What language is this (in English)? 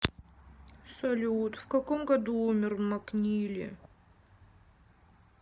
Russian